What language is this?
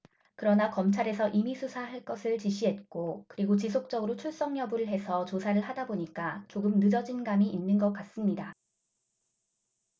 Korean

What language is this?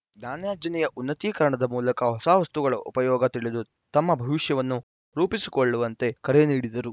Kannada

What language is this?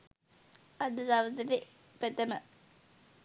Sinhala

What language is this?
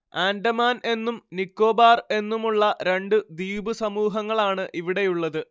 Malayalam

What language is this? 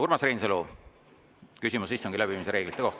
Estonian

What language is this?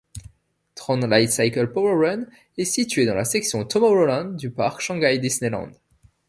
French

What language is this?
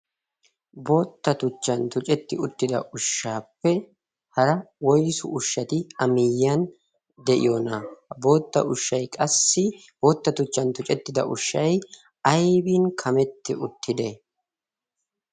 Wolaytta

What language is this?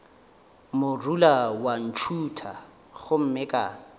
Northern Sotho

